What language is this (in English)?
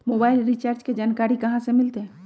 Magahi